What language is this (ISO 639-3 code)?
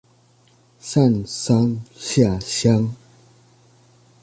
zho